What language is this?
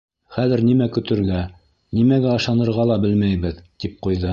Bashkir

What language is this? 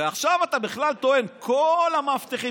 Hebrew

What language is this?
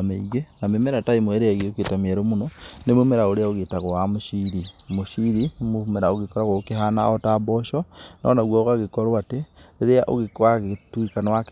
Kikuyu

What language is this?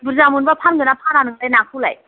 Bodo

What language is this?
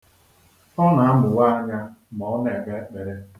Igbo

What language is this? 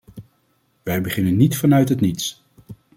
Dutch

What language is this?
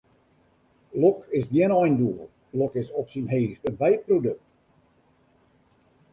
Western Frisian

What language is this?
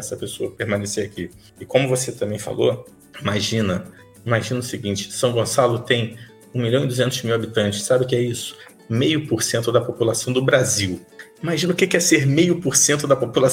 Portuguese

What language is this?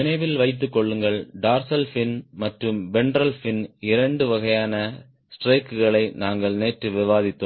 Tamil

